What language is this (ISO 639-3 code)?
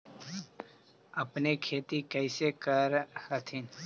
mag